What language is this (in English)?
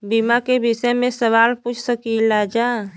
Bhojpuri